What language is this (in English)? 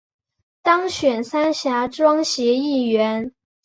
Chinese